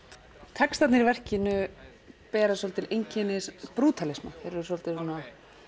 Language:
Icelandic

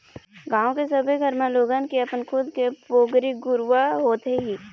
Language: Chhattisgarhi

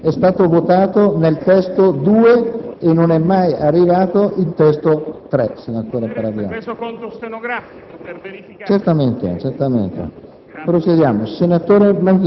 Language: Italian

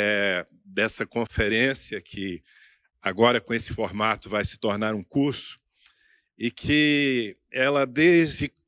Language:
Portuguese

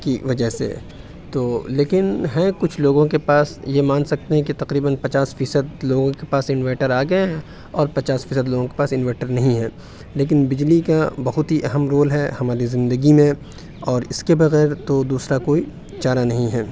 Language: Urdu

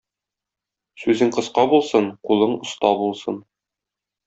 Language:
Tatar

